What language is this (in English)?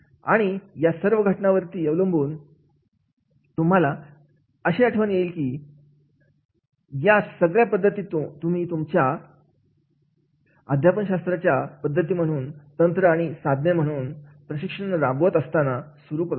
Marathi